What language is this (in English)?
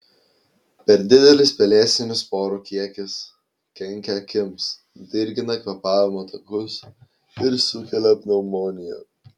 Lithuanian